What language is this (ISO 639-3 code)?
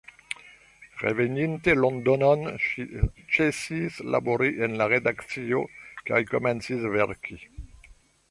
epo